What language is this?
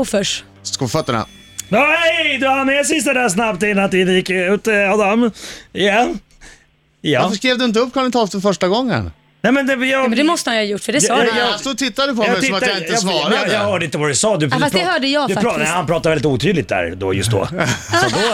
Swedish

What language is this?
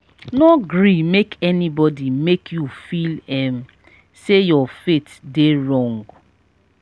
Nigerian Pidgin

